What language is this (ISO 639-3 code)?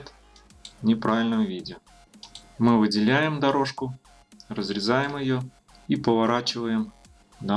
rus